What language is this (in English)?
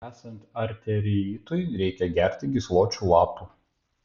Lithuanian